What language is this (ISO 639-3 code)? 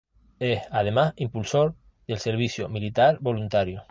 spa